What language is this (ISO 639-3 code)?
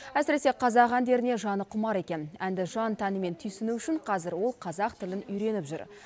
kaz